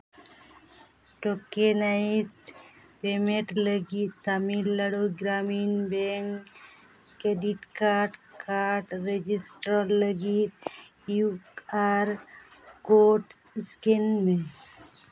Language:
Santali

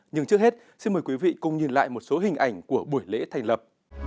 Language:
Vietnamese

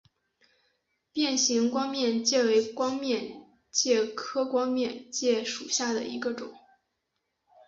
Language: Chinese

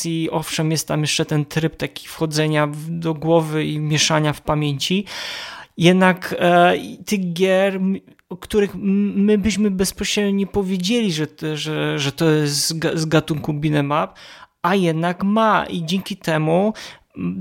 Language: Polish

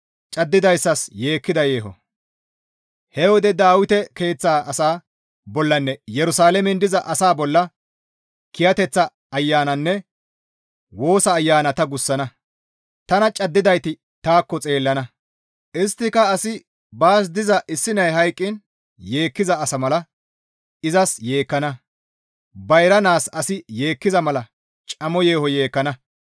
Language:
Gamo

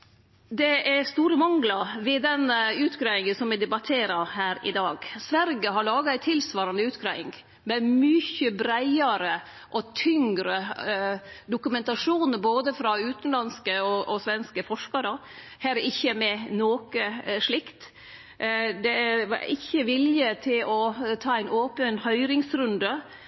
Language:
Norwegian Nynorsk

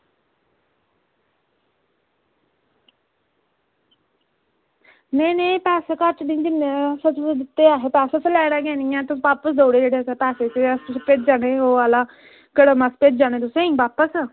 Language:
Dogri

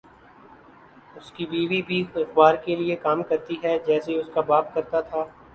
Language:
Urdu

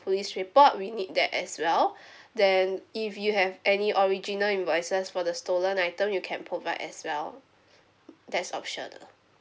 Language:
English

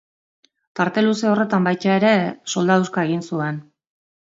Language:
Basque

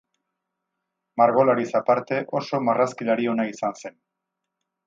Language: Basque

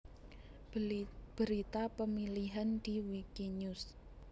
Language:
Javanese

